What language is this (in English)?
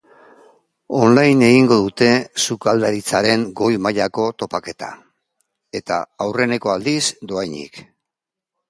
Basque